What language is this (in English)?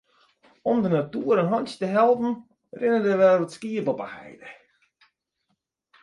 Western Frisian